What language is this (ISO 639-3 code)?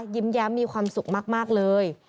tha